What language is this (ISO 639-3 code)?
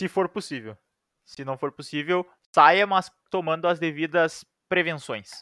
por